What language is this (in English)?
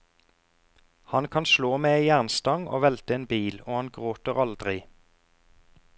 Norwegian